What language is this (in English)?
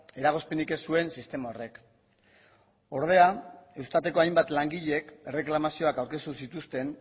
Basque